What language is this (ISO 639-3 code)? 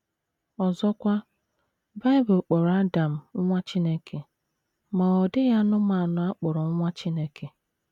ibo